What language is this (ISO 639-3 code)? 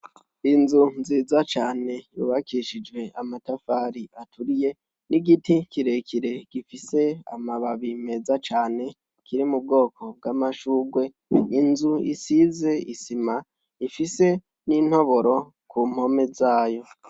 run